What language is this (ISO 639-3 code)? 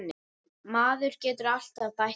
isl